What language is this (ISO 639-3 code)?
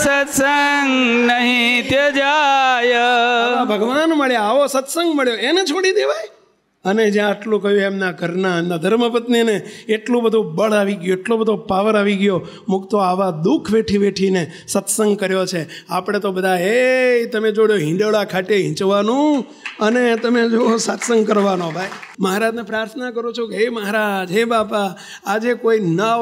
guj